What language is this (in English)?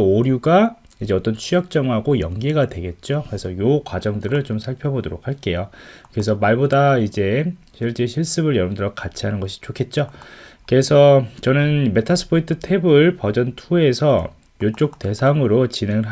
Korean